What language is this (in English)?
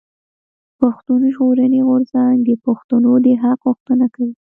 Pashto